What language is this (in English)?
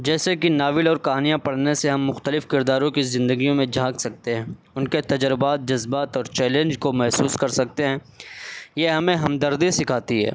Urdu